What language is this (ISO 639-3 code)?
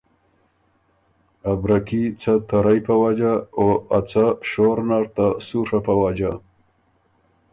oru